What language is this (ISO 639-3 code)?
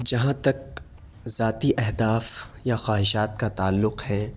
urd